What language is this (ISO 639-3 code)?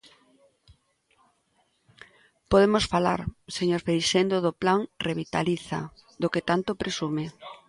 glg